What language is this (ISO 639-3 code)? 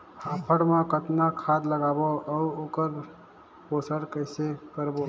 hne